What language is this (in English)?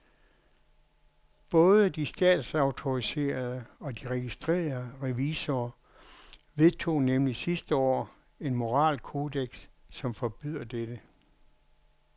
Danish